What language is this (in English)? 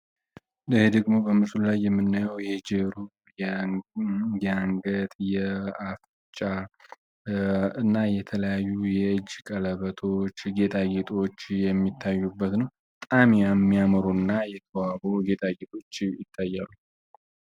Amharic